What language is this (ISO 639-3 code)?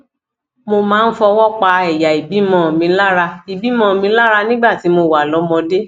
yor